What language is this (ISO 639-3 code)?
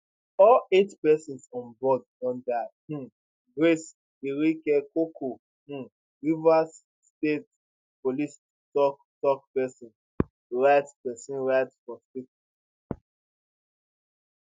pcm